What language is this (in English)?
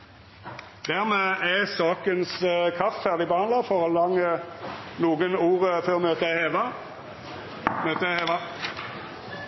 Norwegian Nynorsk